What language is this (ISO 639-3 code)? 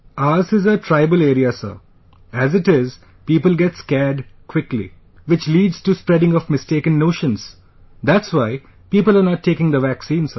eng